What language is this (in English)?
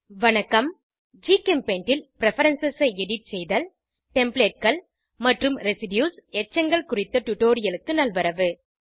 Tamil